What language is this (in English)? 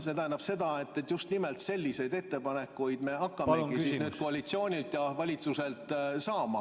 Estonian